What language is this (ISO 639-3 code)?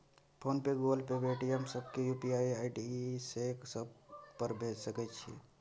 mai